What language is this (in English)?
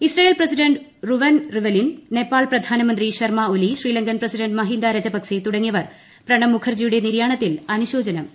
Malayalam